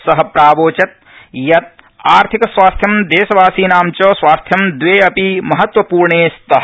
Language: Sanskrit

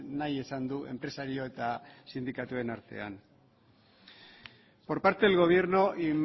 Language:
Basque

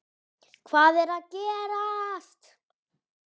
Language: Icelandic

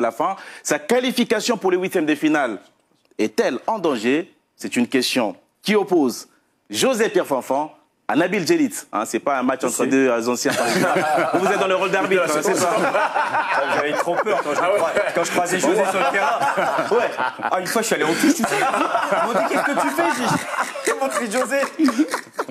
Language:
French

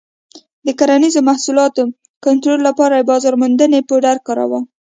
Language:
Pashto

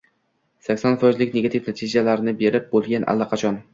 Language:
Uzbek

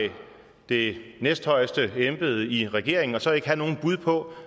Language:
Danish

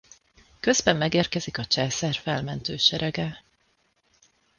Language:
Hungarian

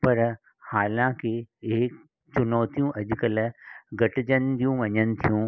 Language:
Sindhi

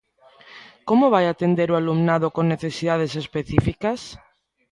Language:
Galician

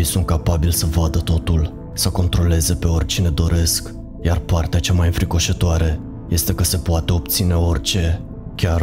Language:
Romanian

